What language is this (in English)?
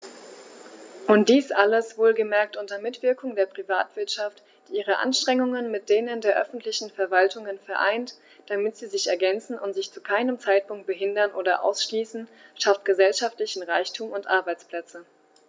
German